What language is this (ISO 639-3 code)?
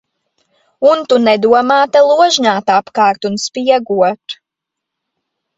lav